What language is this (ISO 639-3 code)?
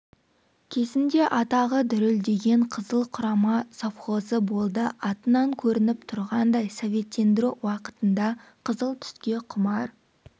kaz